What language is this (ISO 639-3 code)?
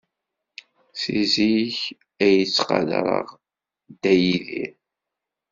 kab